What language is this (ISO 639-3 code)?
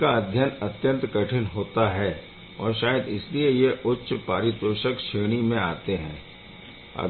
hin